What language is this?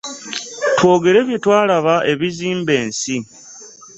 Ganda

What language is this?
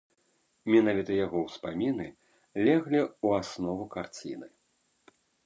Belarusian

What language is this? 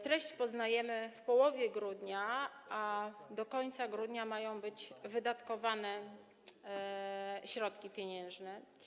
Polish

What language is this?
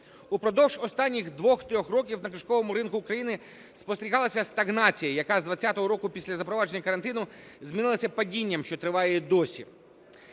Ukrainian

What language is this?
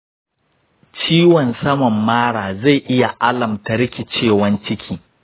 Hausa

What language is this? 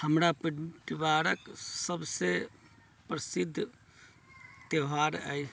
Maithili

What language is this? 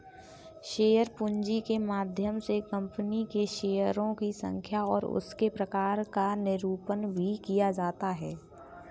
Hindi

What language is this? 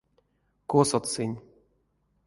Erzya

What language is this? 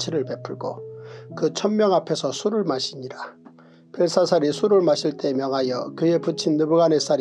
Korean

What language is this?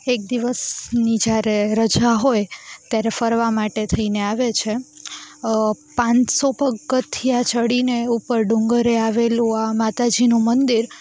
Gujarati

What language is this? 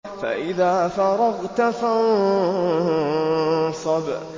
Arabic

